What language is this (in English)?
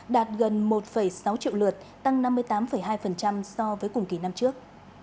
Vietnamese